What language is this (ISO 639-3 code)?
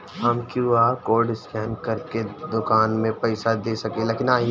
bho